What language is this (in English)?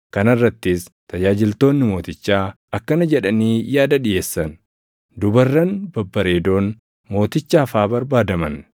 Oromo